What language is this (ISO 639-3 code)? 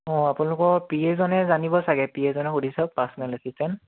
asm